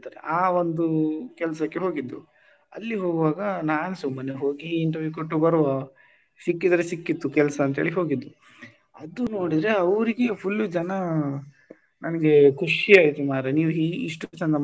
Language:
Kannada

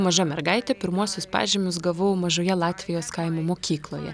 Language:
Lithuanian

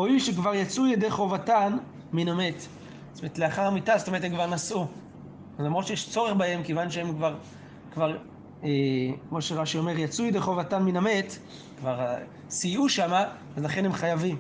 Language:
Hebrew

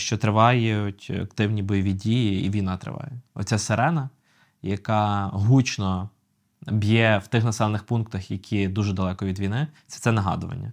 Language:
Ukrainian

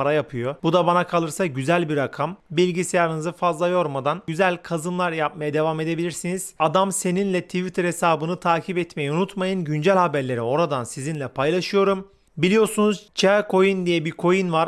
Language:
Turkish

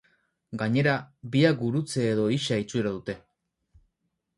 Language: Basque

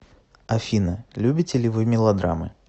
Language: Russian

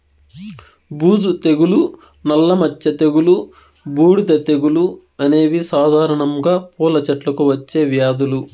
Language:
Telugu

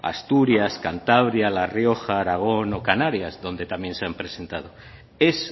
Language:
Spanish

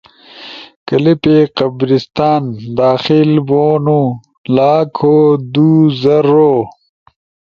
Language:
Ushojo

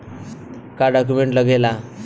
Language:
Bhojpuri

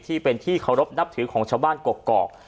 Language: Thai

